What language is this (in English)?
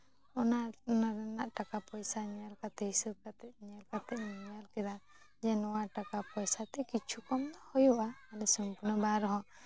Santali